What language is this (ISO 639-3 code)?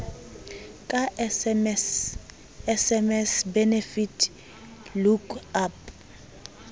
sot